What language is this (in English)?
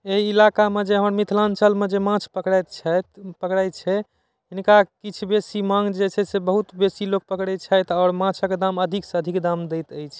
Maithili